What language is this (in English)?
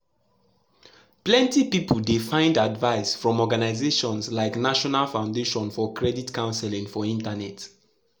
Nigerian Pidgin